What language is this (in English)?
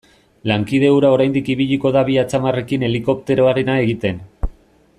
Basque